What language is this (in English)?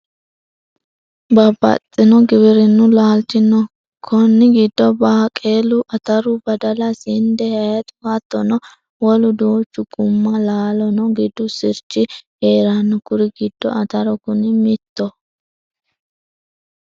Sidamo